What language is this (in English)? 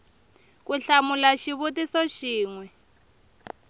Tsonga